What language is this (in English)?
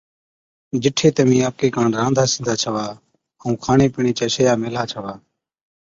Od